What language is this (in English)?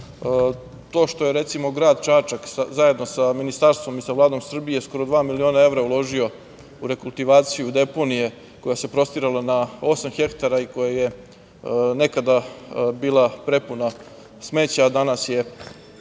Serbian